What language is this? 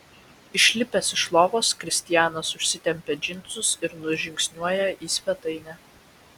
Lithuanian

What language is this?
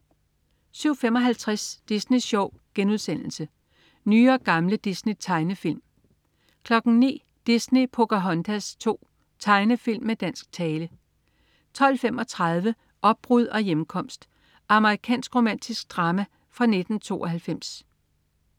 Danish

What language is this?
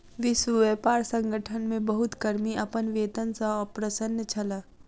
Maithili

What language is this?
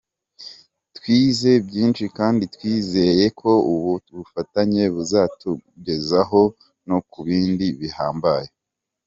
Kinyarwanda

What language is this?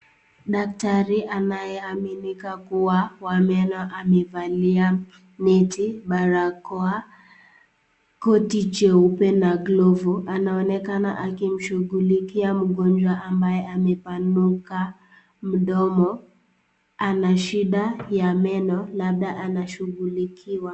Swahili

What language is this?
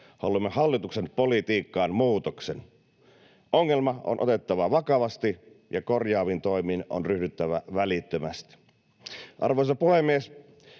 Finnish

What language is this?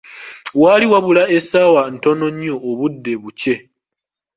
Ganda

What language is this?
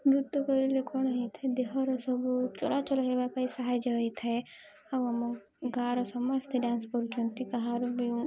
Odia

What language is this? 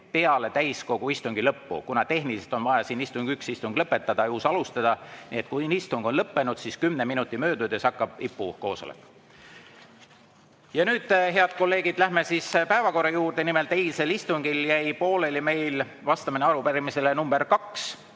Estonian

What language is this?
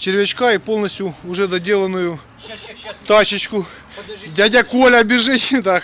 Russian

